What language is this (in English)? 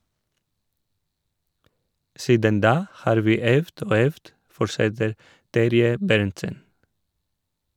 Norwegian